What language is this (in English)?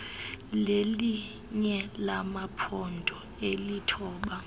Xhosa